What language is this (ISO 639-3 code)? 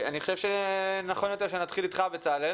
heb